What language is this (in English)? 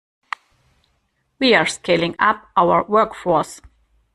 English